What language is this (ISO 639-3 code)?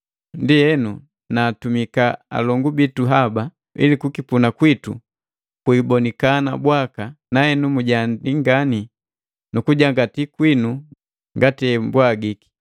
mgv